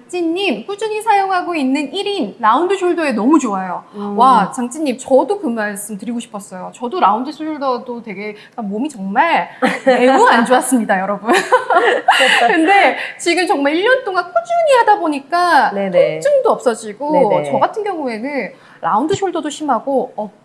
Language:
Korean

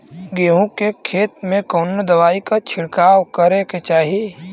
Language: Bhojpuri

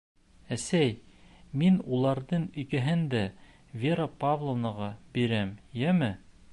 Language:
Bashkir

